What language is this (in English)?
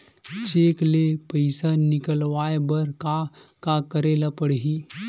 Chhattisgarhi